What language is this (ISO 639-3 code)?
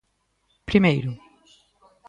glg